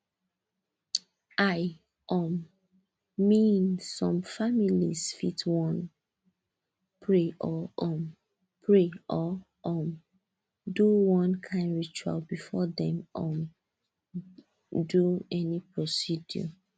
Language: Nigerian Pidgin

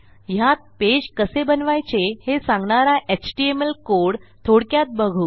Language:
Marathi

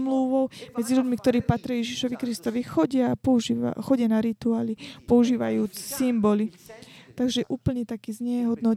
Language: Slovak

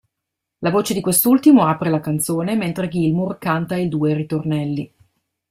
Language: Italian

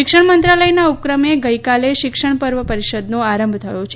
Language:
Gujarati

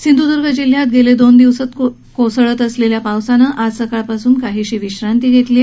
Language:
Marathi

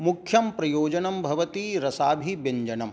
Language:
Sanskrit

